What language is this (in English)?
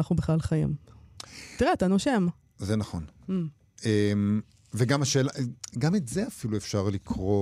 Hebrew